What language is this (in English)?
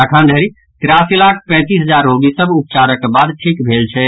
Maithili